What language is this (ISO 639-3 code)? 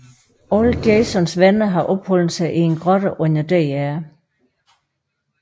dan